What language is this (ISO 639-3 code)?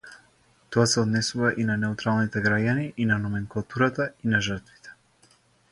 mkd